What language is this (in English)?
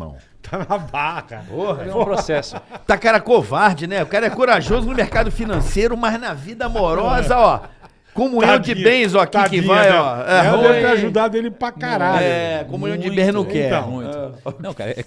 Portuguese